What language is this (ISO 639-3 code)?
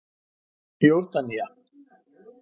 isl